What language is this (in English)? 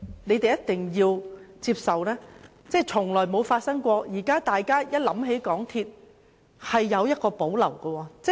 Cantonese